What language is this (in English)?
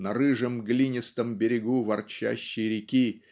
Russian